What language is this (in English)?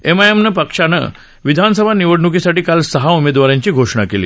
Marathi